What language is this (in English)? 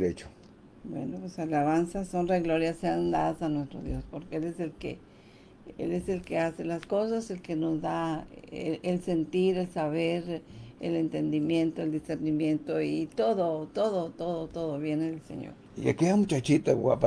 Spanish